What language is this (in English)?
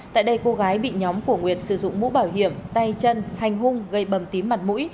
Vietnamese